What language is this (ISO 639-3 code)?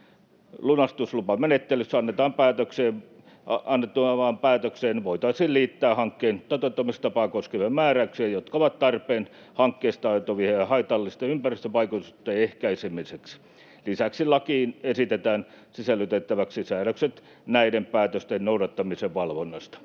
fin